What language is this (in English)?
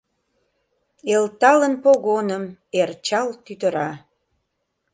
Mari